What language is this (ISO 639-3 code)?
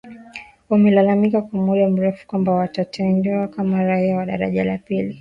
swa